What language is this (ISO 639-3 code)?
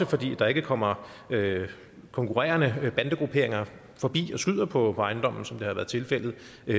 dan